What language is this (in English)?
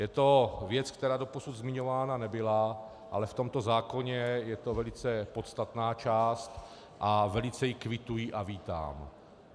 Czech